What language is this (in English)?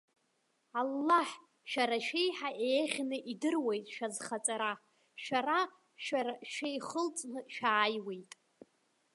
Abkhazian